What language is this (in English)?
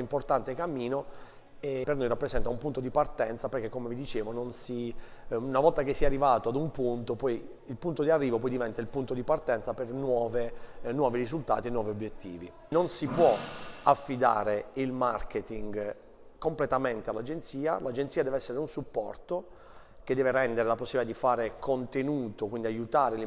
Italian